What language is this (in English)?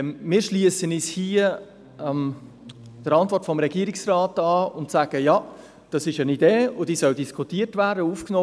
Swiss German